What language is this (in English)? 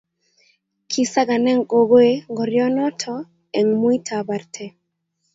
Kalenjin